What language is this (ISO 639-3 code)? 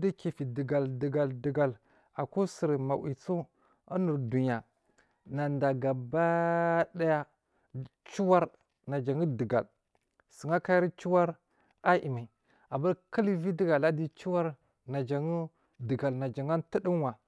mfm